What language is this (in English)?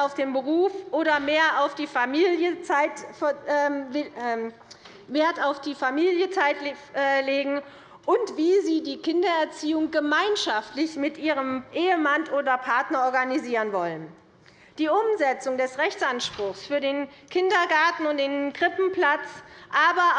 German